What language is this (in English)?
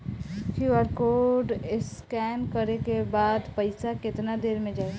Bhojpuri